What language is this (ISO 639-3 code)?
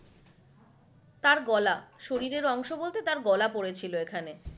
ben